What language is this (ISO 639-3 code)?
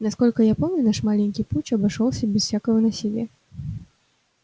rus